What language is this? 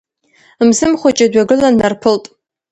Abkhazian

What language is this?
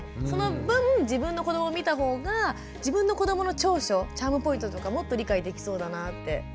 Japanese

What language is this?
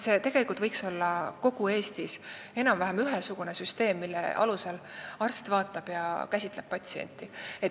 Estonian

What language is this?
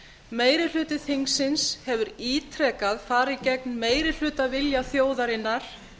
Icelandic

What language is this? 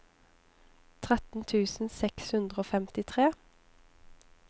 Norwegian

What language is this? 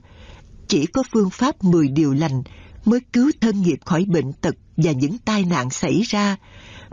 Vietnamese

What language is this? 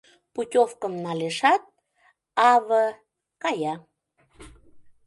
Mari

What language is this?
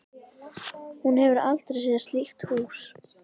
Icelandic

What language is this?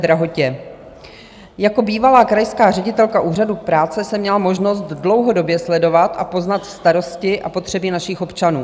Czech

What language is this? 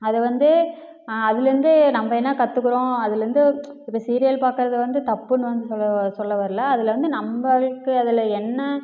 Tamil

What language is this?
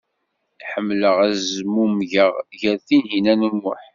Kabyle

